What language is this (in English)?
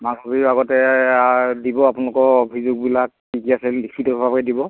Assamese